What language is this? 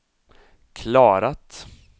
Swedish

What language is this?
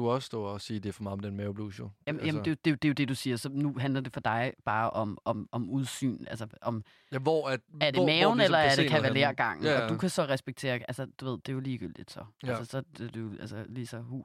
Danish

